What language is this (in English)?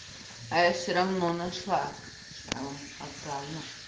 Russian